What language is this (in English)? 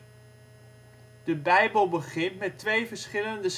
Dutch